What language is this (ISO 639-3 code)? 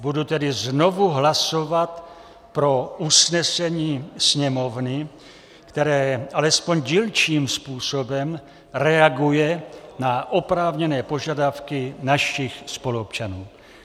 ces